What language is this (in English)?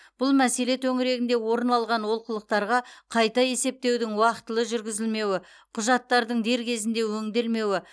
Kazakh